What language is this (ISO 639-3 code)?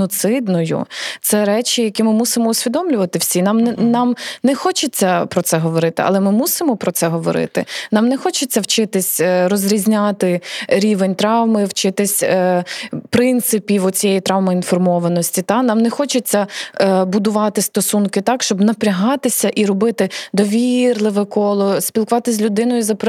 ukr